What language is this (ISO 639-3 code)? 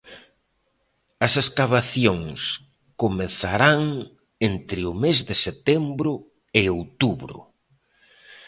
glg